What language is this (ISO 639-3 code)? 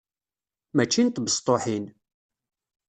kab